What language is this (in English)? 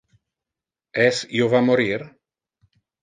Interlingua